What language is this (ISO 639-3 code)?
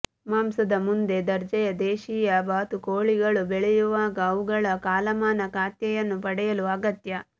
kan